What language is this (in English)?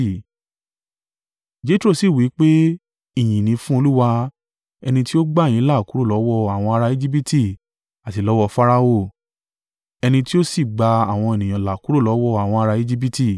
Yoruba